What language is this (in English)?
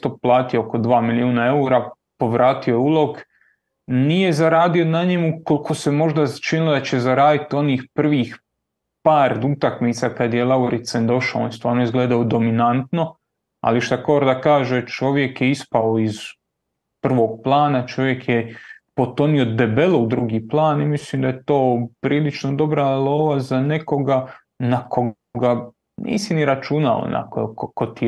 Croatian